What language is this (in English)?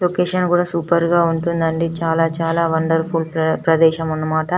Telugu